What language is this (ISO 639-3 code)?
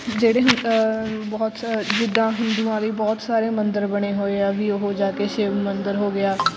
pan